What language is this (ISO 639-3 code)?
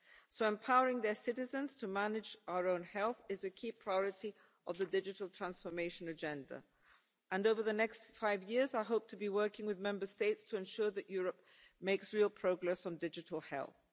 eng